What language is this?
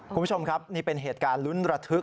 Thai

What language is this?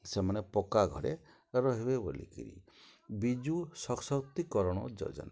Odia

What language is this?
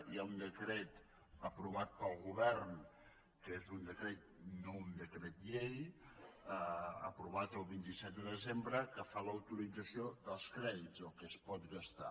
Catalan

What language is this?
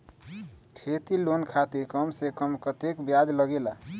Magahi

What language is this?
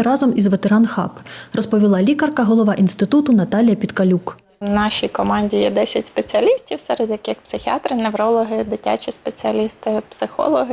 Ukrainian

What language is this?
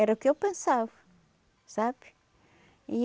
Portuguese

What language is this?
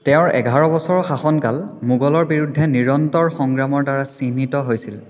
Assamese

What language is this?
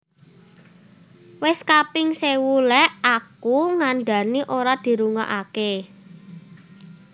Javanese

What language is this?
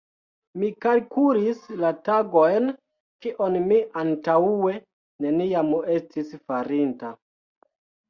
Esperanto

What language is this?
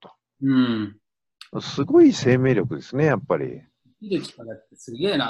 Japanese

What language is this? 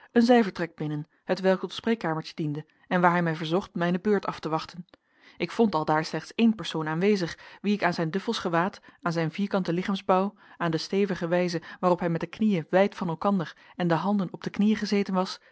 Dutch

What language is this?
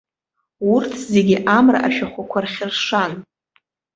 Abkhazian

